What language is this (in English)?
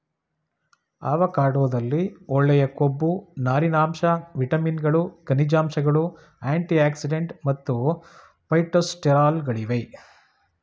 Kannada